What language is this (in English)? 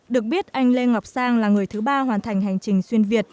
Vietnamese